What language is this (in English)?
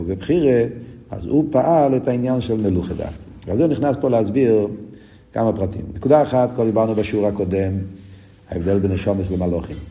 Hebrew